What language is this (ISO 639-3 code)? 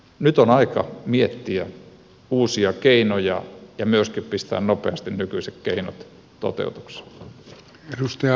fin